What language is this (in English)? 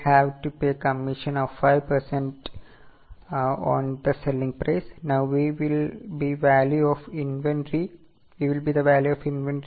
Malayalam